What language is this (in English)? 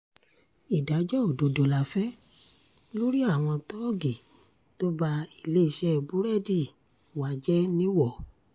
Yoruba